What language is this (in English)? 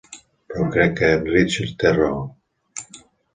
Catalan